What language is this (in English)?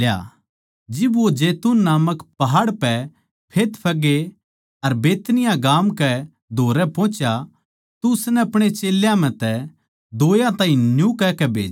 Haryanvi